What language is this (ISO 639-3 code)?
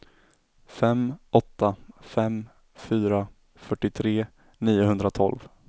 swe